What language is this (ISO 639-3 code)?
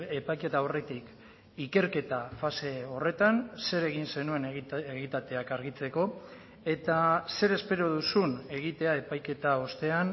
eus